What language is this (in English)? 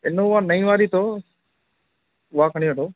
Sindhi